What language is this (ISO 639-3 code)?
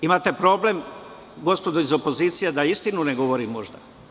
srp